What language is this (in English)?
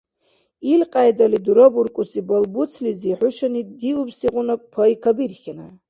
Dargwa